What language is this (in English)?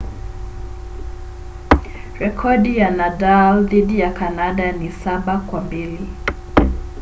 Swahili